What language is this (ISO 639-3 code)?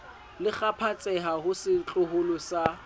sot